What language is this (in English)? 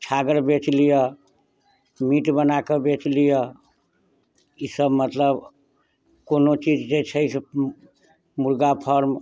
Maithili